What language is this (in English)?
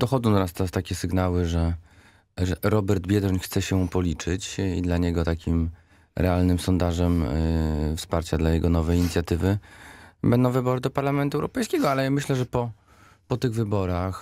Polish